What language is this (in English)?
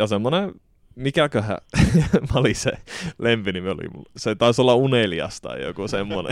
Finnish